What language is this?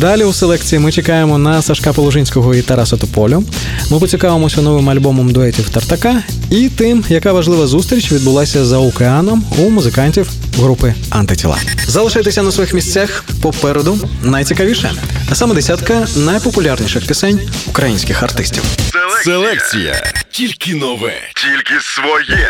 Ukrainian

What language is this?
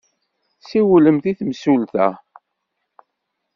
Kabyle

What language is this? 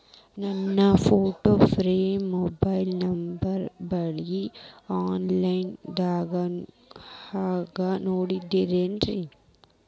Kannada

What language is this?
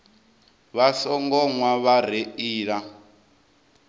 Venda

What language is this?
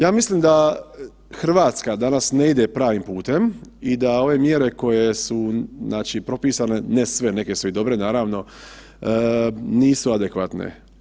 Croatian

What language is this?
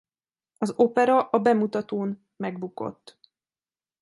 Hungarian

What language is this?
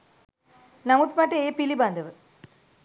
Sinhala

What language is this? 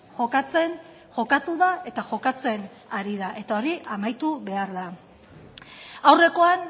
Basque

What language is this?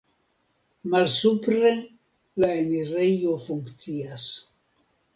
Esperanto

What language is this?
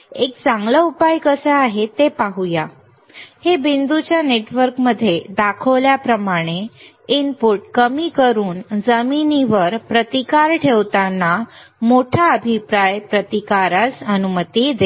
Marathi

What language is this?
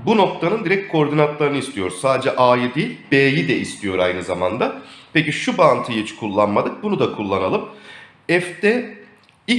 Turkish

